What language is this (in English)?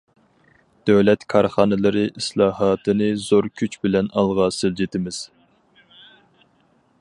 Uyghur